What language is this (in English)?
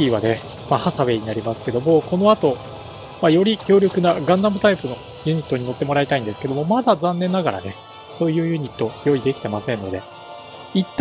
Japanese